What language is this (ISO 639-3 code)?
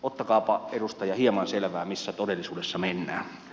fin